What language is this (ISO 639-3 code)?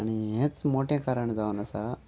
kok